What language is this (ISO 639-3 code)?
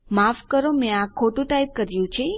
guj